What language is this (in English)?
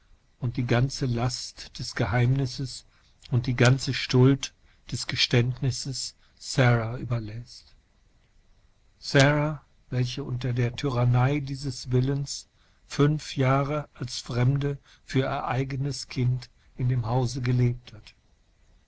German